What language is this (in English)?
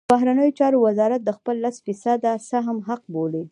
Pashto